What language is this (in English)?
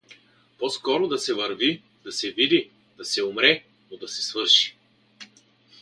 Bulgarian